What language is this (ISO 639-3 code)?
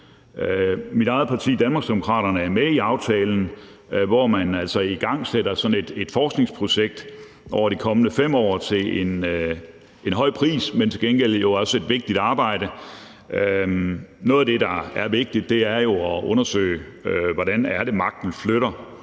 dan